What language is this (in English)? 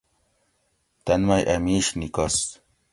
Gawri